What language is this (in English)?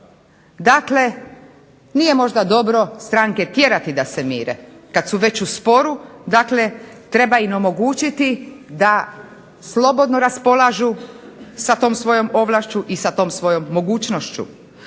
Croatian